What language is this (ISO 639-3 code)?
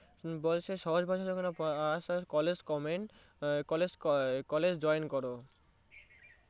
ben